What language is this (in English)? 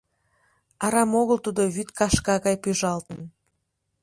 Mari